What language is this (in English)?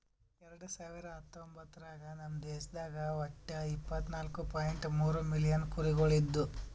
Kannada